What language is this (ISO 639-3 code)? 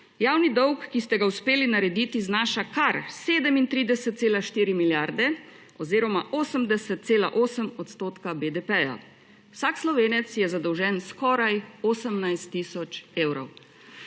slv